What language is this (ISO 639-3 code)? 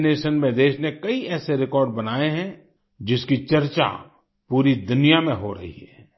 hin